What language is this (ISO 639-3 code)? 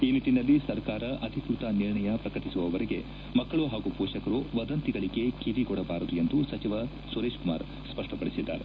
kan